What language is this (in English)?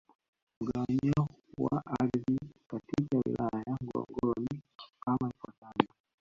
Swahili